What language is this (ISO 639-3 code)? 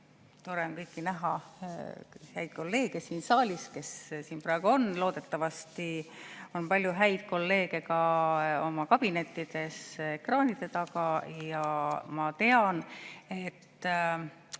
est